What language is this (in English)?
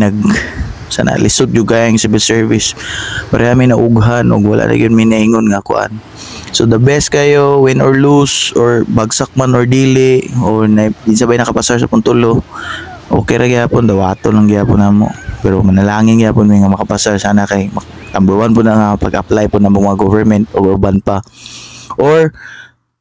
Filipino